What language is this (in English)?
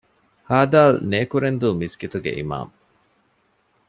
Divehi